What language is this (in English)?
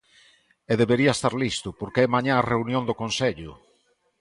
Galician